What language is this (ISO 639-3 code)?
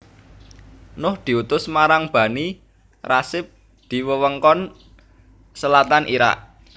jav